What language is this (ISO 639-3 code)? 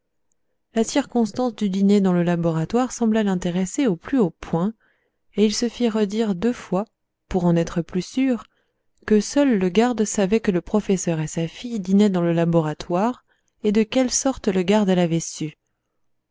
fra